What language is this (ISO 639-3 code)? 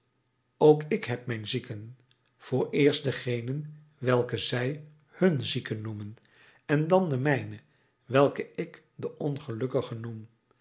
nld